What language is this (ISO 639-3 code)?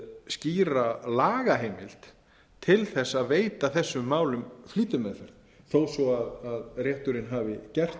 isl